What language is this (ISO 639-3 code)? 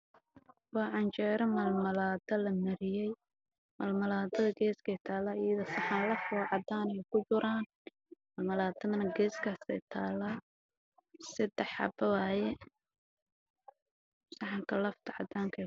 som